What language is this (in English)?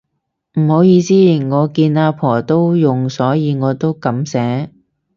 Cantonese